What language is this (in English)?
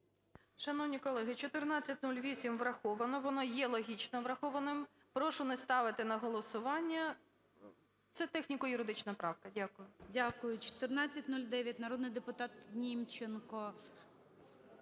Ukrainian